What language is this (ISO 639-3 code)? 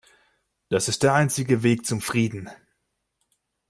deu